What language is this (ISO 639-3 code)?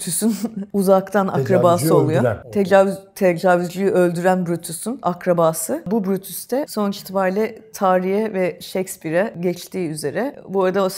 tur